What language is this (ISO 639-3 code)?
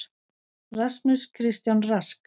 isl